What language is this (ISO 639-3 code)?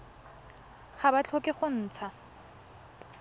tsn